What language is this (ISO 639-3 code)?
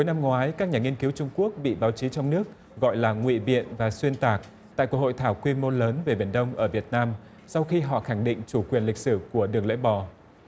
vie